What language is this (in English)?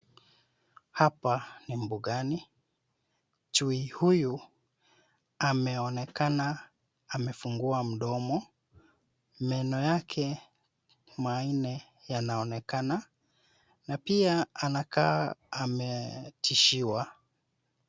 Swahili